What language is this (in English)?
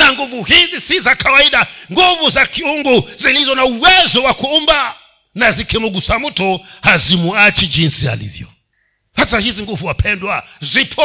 Swahili